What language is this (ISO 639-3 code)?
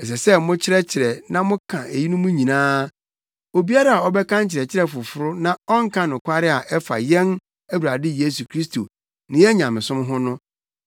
aka